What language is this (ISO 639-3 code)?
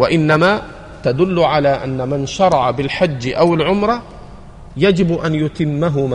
ara